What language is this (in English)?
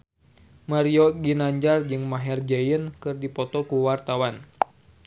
Sundanese